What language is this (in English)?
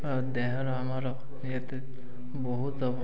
Odia